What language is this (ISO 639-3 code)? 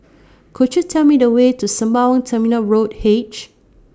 eng